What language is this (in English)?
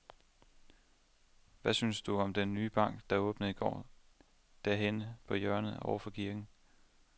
Danish